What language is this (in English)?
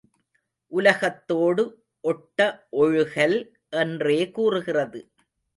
Tamil